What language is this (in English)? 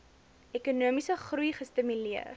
Afrikaans